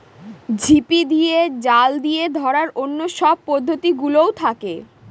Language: Bangla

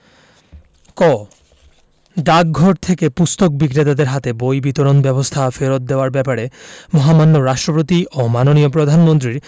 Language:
Bangla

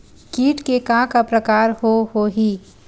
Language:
Chhattisgarhi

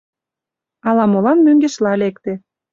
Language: Mari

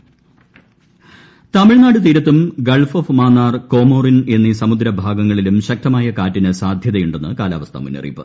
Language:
Malayalam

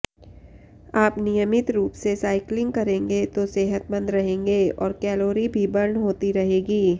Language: Hindi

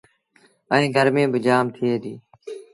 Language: Sindhi Bhil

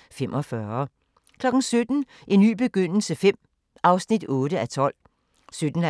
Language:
Danish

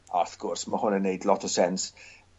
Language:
Welsh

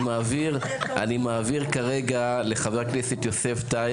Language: Hebrew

